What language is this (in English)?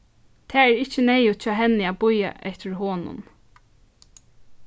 Faroese